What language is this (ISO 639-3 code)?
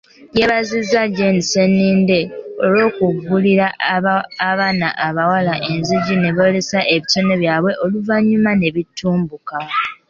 lug